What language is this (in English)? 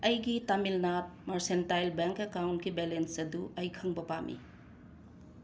Manipuri